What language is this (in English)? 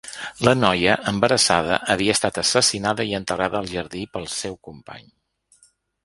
Catalan